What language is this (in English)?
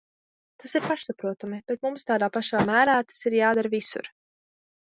Latvian